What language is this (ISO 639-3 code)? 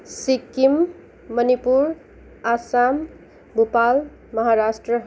nep